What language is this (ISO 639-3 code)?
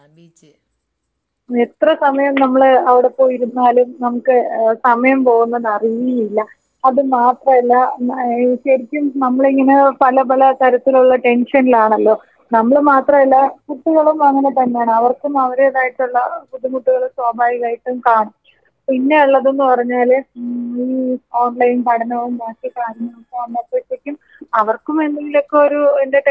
mal